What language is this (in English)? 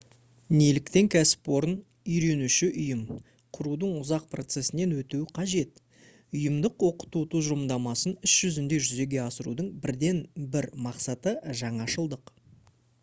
Kazakh